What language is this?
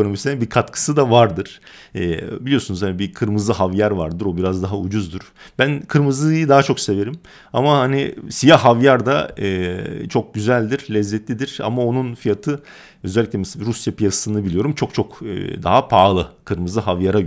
Turkish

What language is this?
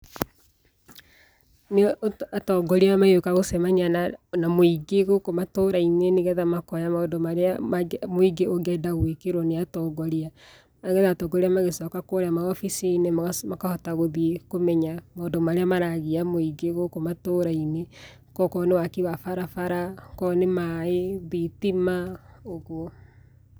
Kikuyu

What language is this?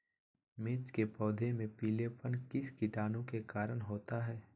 Magahi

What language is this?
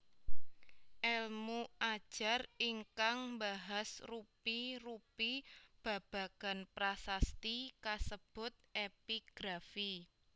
Javanese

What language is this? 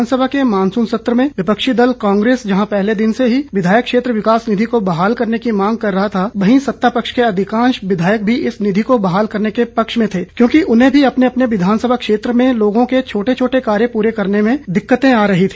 Hindi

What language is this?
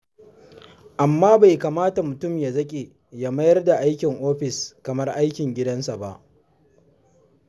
Hausa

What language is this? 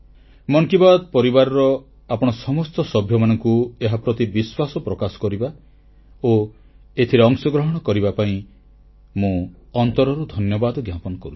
Odia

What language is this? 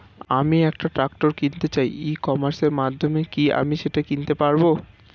Bangla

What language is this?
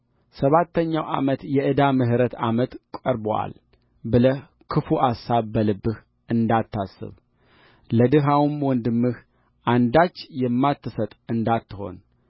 Amharic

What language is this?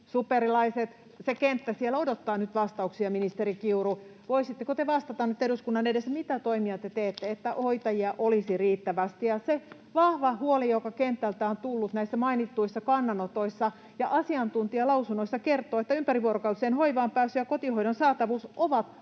Finnish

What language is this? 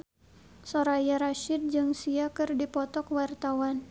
Sundanese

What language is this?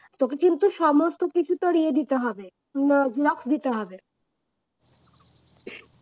Bangla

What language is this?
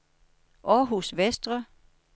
Danish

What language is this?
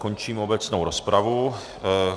Czech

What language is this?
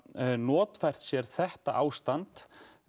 Icelandic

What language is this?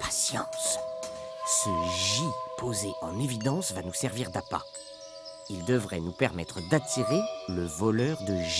French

